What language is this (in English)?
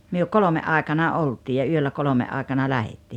Finnish